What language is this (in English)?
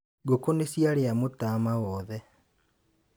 Kikuyu